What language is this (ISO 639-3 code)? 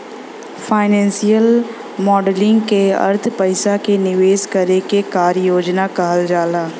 bho